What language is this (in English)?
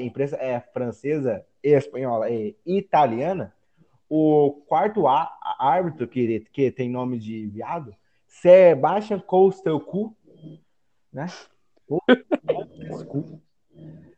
Portuguese